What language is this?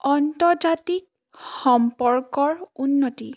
Assamese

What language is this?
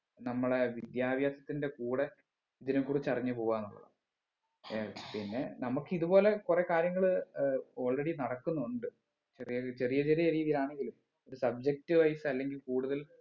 Malayalam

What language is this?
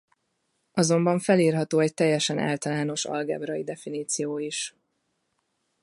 Hungarian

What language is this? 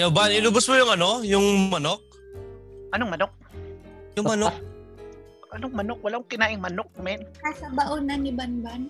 Filipino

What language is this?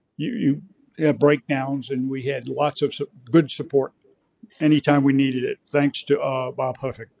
English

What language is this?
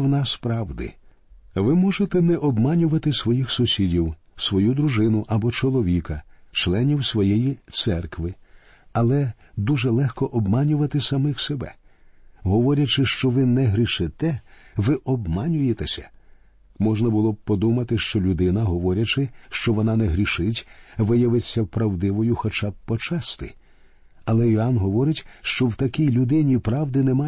Ukrainian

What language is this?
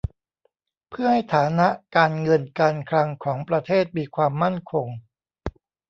Thai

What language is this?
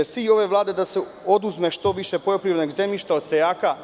Serbian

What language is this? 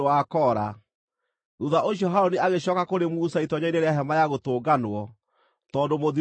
Kikuyu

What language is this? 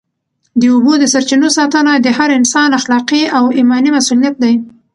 Pashto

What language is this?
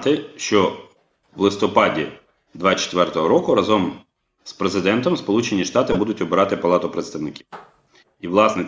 Ukrainian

